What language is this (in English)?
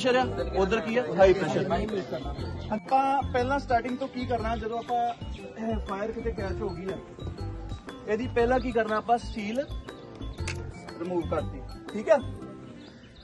Punjabi